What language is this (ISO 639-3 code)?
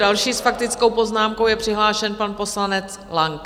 ces